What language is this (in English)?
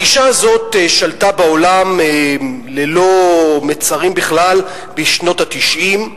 Hebrew